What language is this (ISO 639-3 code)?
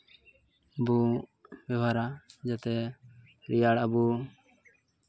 sat